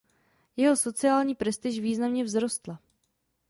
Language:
Czech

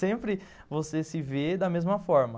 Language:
Portuguese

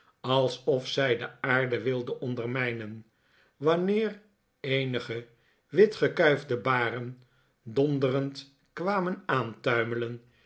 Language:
Dutch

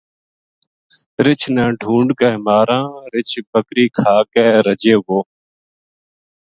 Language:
Gujari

